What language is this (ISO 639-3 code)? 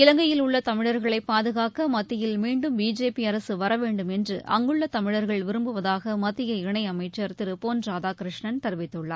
tam